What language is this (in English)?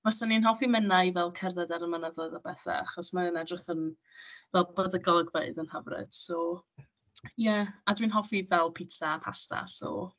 Welsh